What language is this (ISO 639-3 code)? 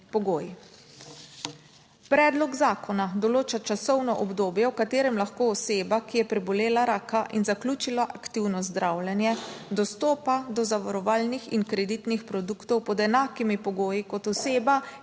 slv